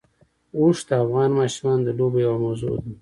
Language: Pashto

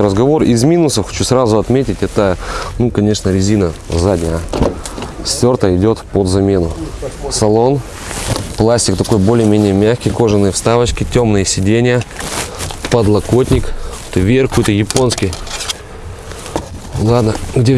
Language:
Russian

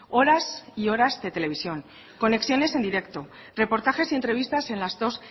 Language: Spanish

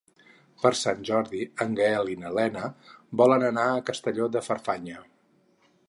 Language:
Catalan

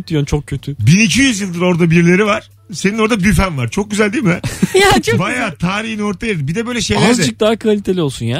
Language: Turkish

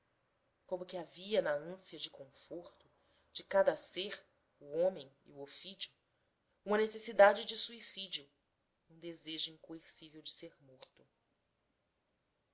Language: Portuguese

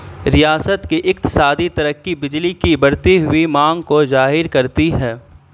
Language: Urdu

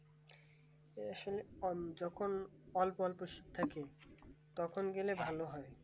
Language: Bangla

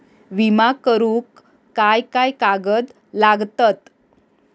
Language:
Marathi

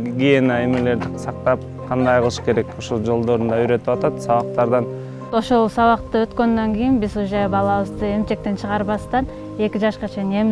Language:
Turkish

